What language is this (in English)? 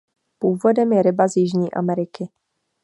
Czech